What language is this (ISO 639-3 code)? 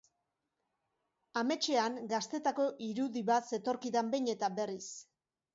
eus